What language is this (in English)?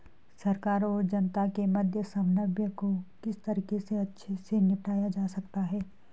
Hindi